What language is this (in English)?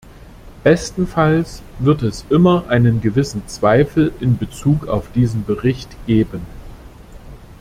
German